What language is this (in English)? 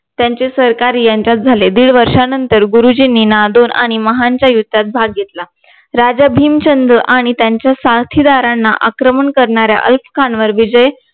Marathi